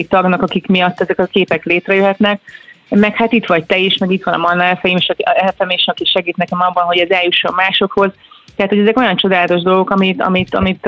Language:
Hungarian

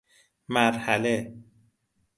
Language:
Persian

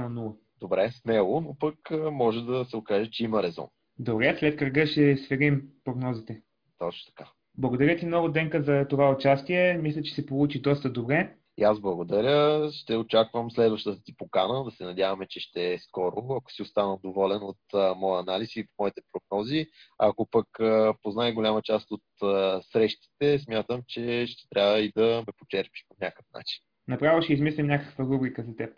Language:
Bulgarian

